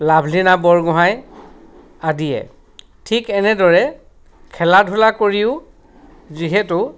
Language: Assamese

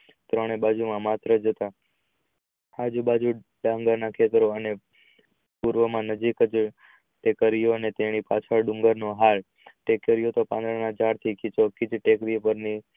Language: Gujarati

